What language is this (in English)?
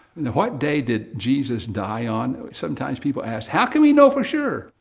English